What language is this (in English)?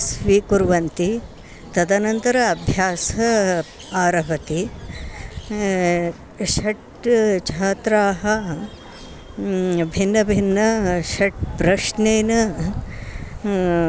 Sanskrit